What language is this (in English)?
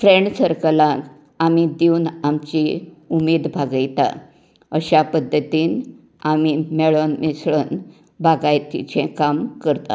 Konkani